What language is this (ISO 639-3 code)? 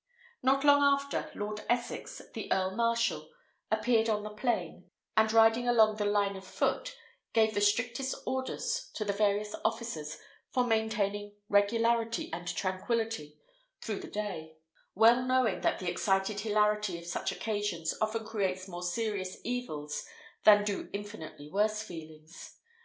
eng